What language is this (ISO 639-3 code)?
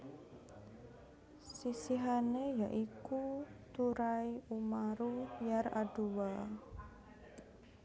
jav